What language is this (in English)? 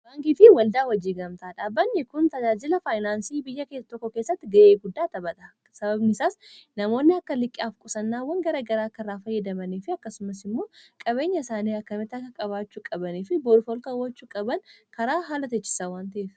Oromo